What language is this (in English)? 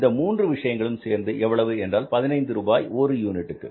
Tamil